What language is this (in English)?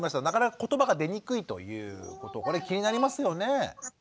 Japanese